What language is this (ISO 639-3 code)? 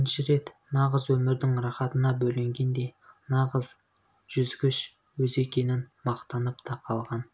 kaz